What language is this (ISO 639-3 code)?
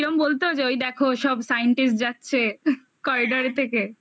ben